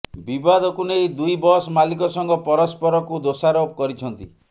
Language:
Odia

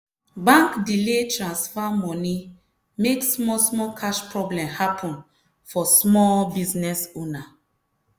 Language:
Nigerian Pidgin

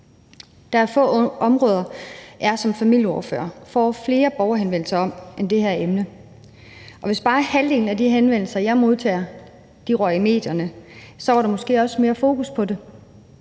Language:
Danish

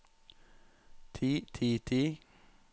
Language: Norwegian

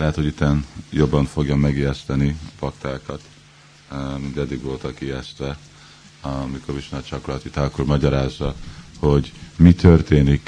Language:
Hungarian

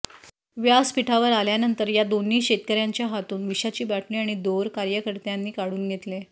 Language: Marathi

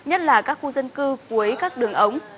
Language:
Vietnamese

